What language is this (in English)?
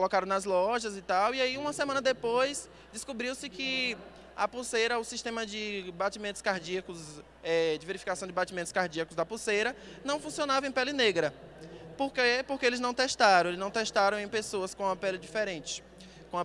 Portuguese